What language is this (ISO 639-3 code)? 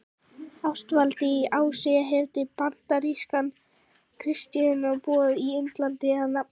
isl